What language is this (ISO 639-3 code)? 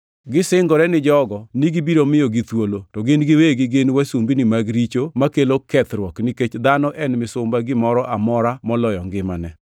luo